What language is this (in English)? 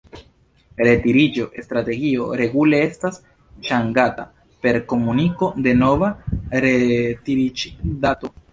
Esperanto